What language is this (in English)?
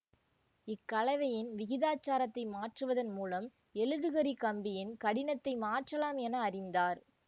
Tamil